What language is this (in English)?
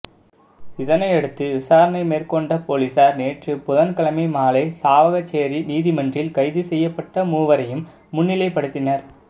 Tamil